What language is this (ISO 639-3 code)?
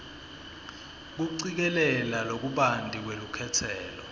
ssw